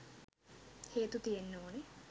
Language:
Sinhala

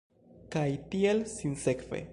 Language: Esperanto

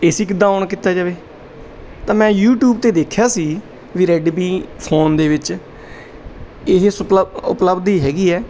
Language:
Punjabi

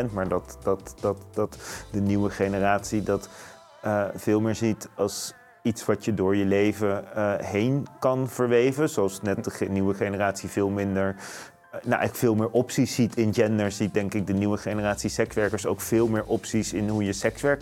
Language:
Dutch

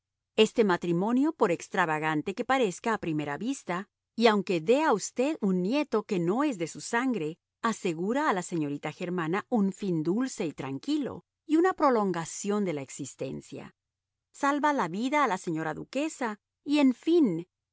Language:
Spanish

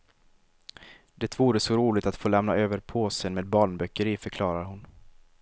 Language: Swedish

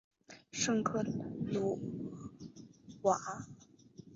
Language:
Chinese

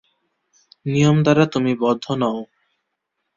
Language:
Bangla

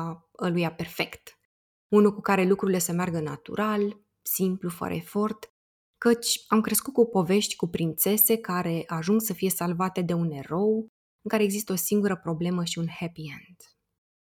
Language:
Romanian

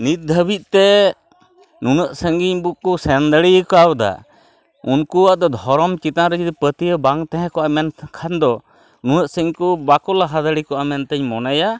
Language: Santali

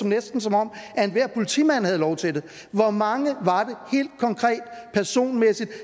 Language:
Danish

